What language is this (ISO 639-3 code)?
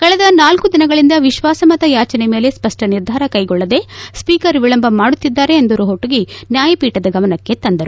kan